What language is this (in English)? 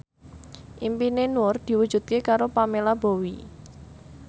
Javanese